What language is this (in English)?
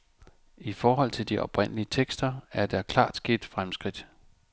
Danish